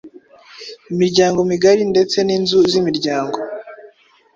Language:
Kinyarwanda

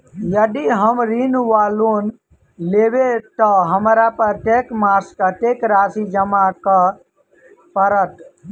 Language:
Maithili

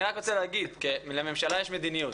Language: Hebrew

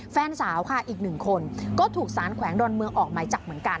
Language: Thai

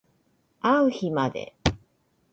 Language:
Japanese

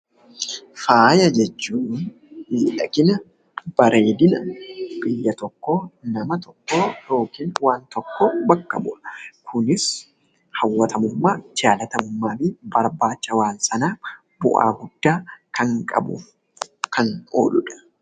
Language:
Oromo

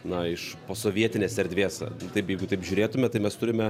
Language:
Lithuanian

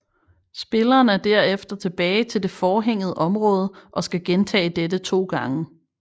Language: Danish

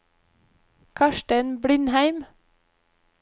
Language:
Norwegian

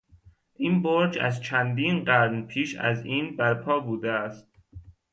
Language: Persian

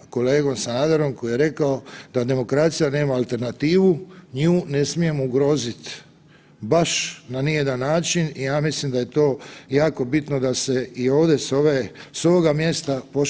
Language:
Croatian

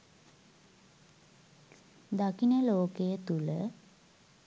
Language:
Sinhala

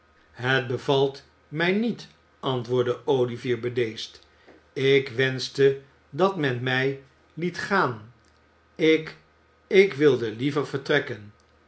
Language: Dutch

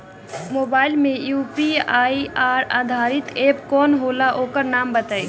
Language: Bhojpuri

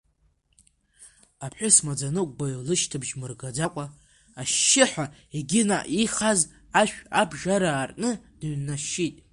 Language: Abkhazian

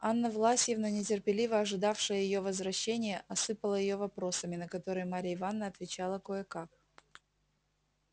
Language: Russian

